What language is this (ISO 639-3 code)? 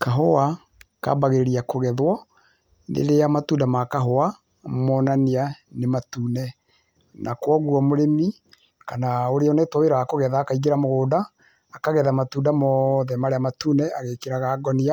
kik